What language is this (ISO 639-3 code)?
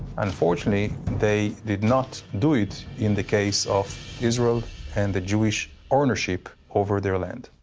eng